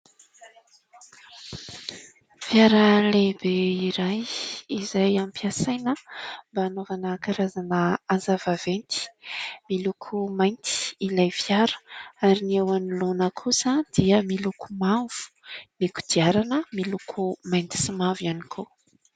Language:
Malagasy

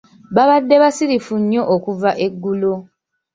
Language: Ganda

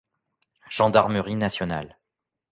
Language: French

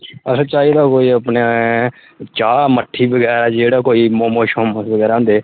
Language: Dogri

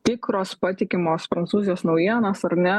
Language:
Lithuanian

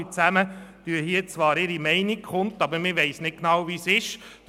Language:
Swiss German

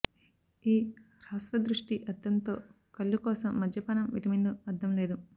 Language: Telugu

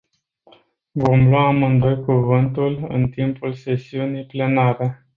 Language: Romanian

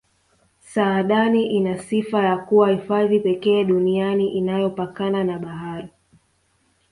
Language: Swahili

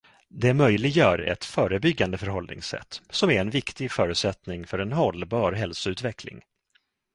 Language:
Swedish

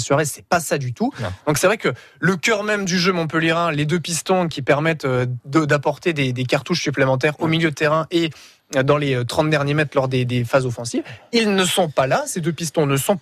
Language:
French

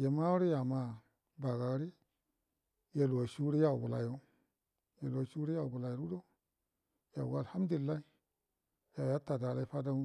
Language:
Buduma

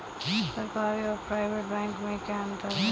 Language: Hindi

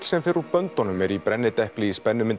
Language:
Icelandic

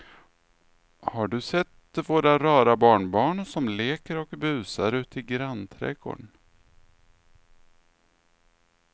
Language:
Swedish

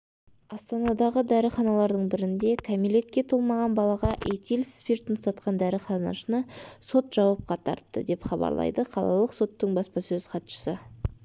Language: Kazakh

